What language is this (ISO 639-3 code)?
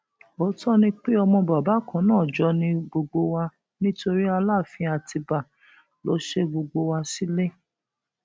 yor